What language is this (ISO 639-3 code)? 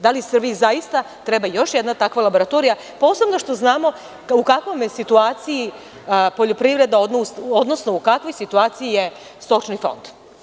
srp